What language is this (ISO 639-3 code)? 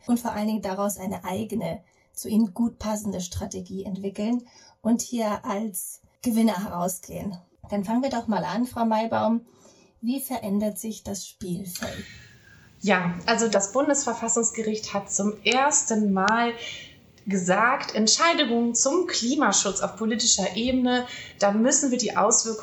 deu